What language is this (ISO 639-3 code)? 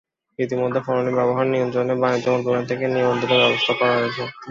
ben